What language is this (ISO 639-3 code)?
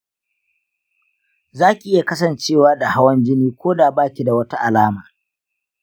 hau